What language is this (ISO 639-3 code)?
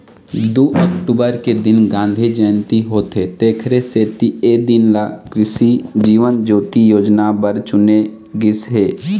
hne